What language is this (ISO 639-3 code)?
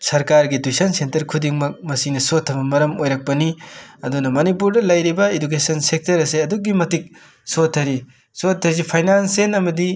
mni